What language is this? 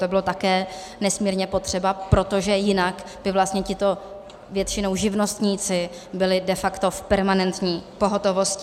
Czech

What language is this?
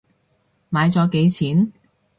Cantonese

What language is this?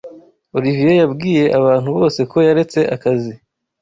Kinyarwanda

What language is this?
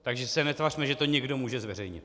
Czech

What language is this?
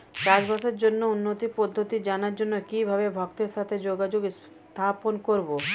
Bangla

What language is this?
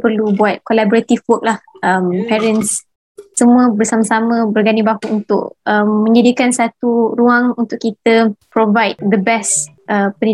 Malay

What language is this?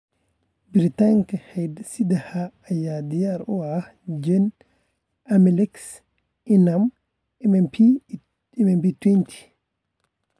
Somali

